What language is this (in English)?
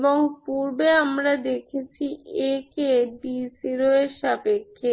Bangla